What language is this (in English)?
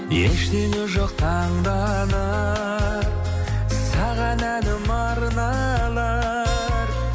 Kazakh